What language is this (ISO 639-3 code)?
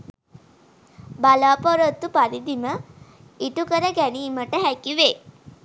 sin